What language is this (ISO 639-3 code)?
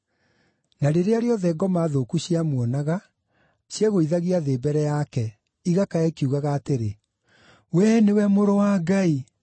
kik